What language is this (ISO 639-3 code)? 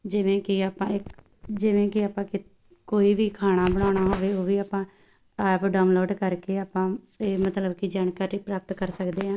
pan